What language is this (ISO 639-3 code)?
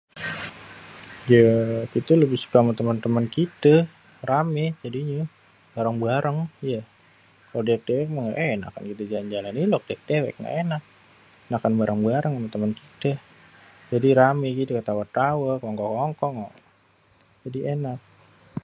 bew